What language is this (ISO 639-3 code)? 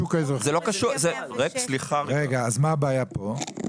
heb